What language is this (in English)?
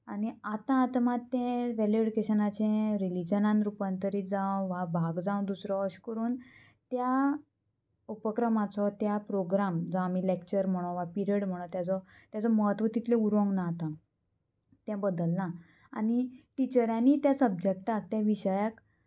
Konkani